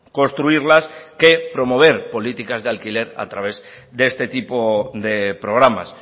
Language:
Spanish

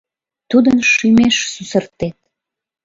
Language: Mari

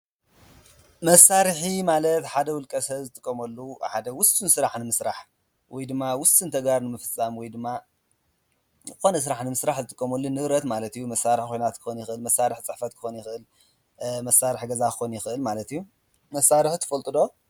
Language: Tigrinya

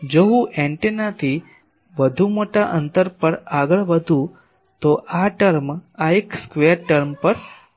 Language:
Gujarati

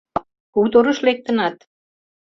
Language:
Mari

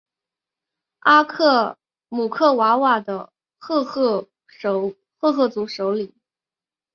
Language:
Chinese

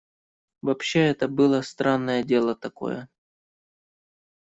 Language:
Russian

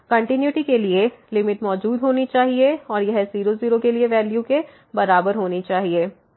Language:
Hindi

